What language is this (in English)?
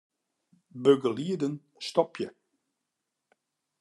Western Frisian